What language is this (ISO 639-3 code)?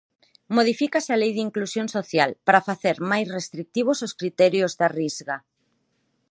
glg